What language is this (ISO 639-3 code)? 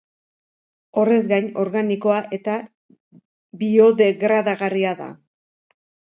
eus